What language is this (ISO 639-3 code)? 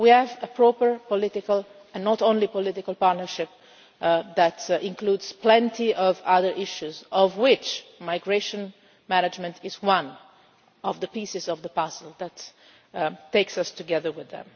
eng